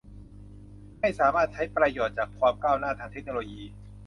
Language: Thai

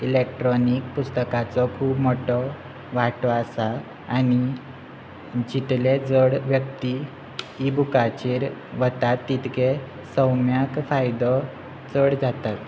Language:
Konkani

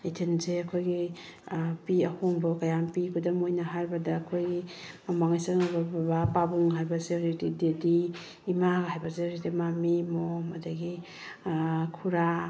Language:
Manipuri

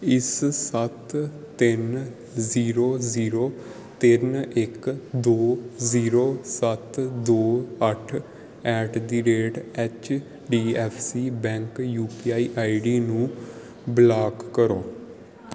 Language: Punjabi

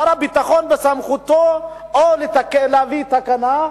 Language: Hebrew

